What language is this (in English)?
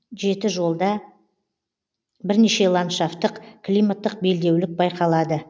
Kazakh